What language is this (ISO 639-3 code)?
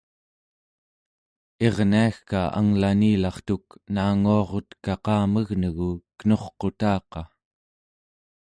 esu